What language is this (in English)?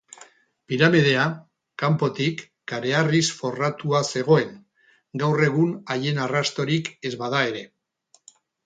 Basque